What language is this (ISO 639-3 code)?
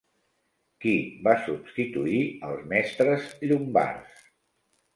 cat